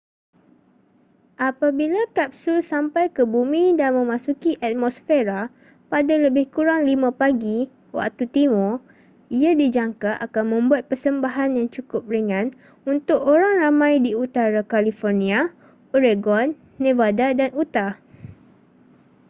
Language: Malay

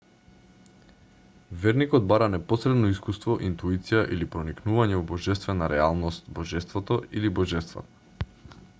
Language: Macedonian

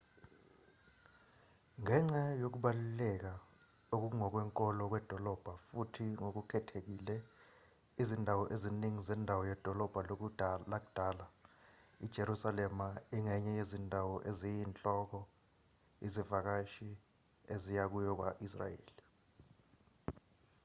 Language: Zulu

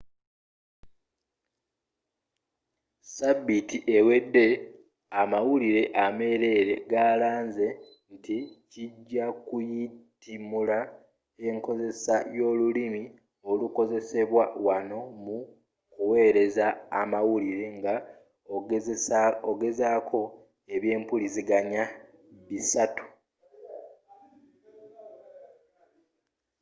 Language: Ganda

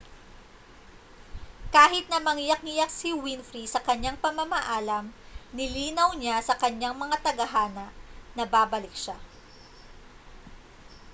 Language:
Filipino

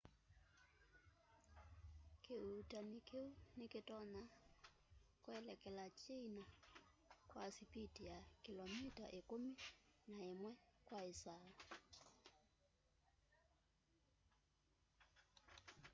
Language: Kamba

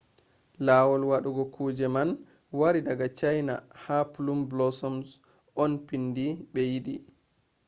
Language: Fula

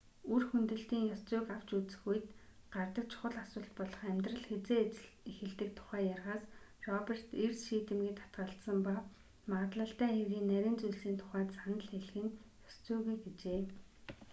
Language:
Mongolian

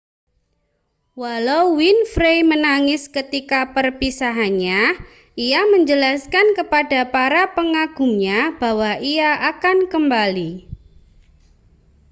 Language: Indonesian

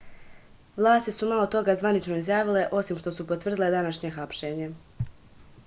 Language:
Serbian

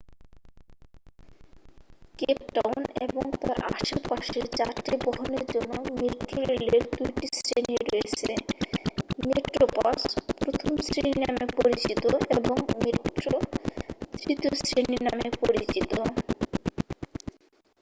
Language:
Bangla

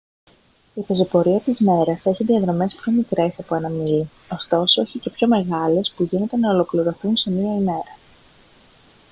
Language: Greek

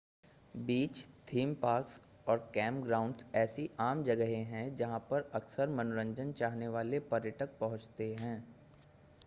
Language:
Hindi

